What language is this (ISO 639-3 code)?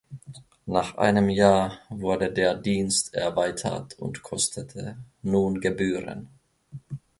deu